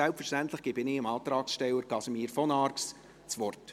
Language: Swiss German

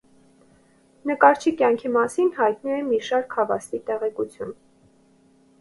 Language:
Armenian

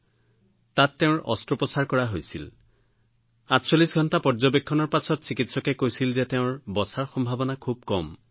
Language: Assamese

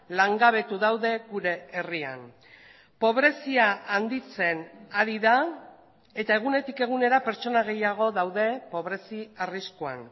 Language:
Basque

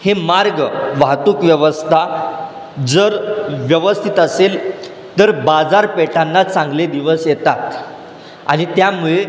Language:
Marathi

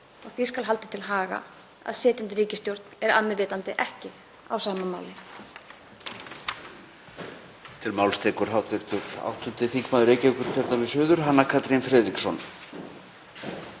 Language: Icelandic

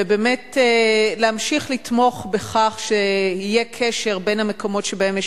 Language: Hebrew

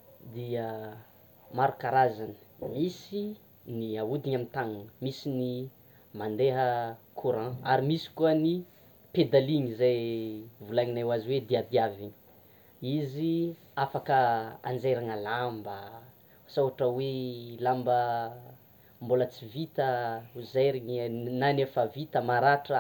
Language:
Tsimihety Malagasy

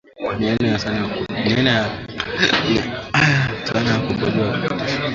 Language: Swahili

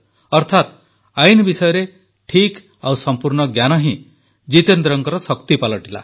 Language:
Odia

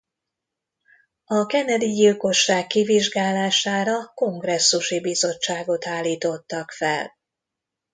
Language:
Hungarian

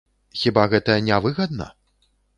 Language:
Belarusian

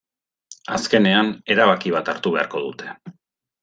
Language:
Basque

